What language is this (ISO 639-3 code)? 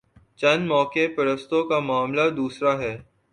urd